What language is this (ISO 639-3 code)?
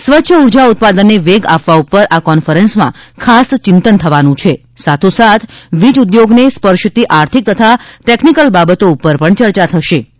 guj